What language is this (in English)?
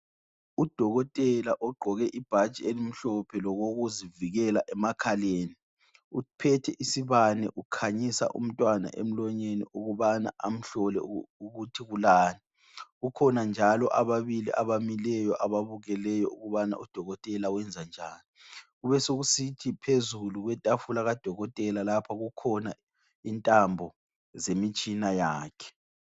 North Ndebele